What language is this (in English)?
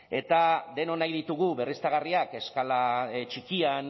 Basque